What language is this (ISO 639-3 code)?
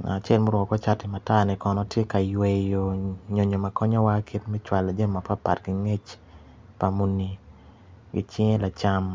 ach